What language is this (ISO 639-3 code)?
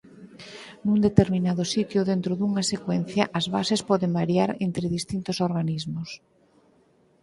glg